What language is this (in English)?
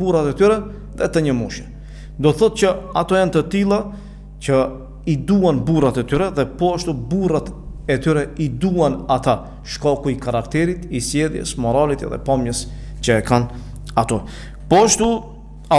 Romanian